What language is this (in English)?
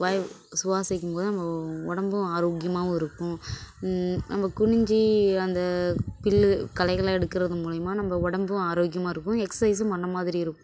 Tamil